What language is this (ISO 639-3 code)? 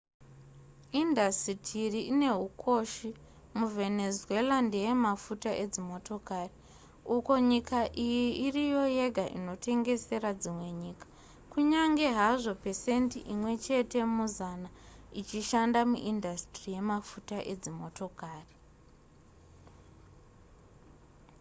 sna